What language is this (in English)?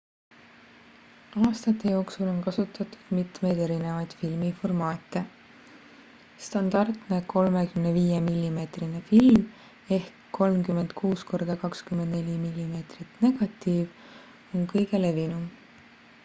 Estonian